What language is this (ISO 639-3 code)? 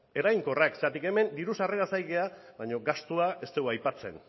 eus